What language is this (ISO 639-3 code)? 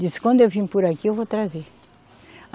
por